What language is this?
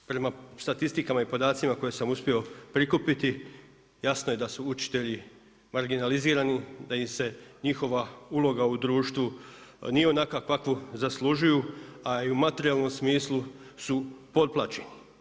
Croatian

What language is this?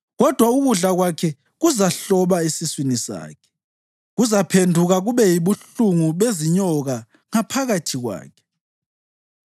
North Ndebele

